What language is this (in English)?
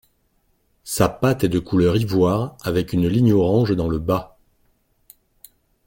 French